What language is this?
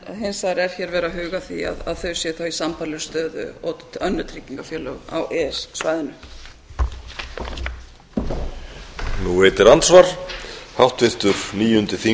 Icelandic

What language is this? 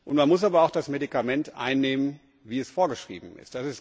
German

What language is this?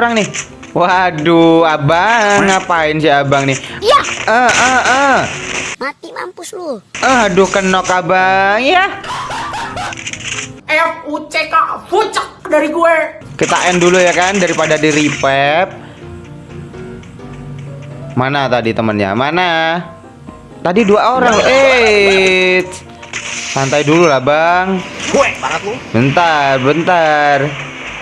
Indonesian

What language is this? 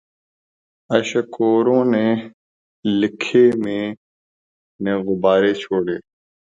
Urdu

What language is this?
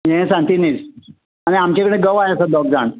Konkani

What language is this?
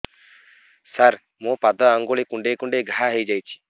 Odia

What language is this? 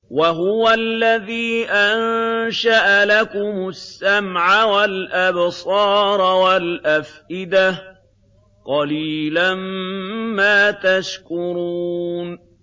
Arabic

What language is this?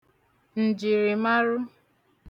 Igbo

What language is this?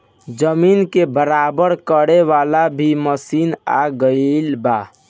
Bhojpuri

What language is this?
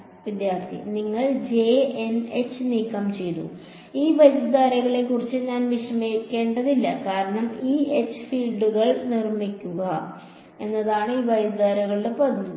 Malayalam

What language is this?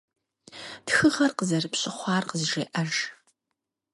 Kabardian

